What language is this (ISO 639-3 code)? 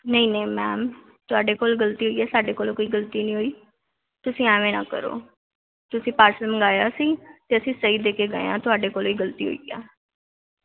pan